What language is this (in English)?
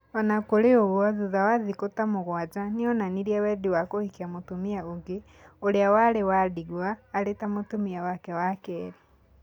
Kikuyu